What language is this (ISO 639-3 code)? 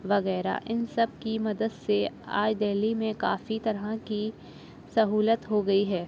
urd